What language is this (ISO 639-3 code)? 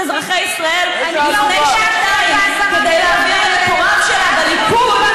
heb